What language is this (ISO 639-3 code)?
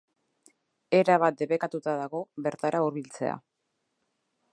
eus